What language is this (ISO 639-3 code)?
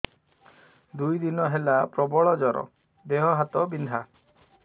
ori